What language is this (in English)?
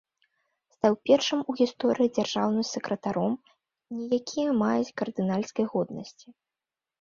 Belarusian